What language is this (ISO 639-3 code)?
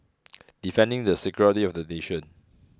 eng